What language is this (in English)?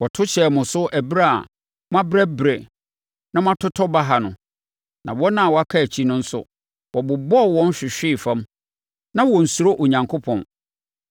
Akan